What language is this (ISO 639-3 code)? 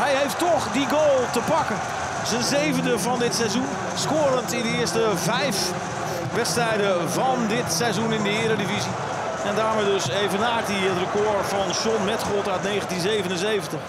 nld